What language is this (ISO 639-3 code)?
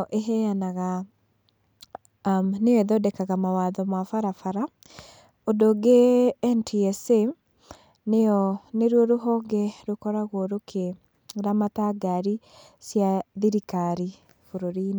kik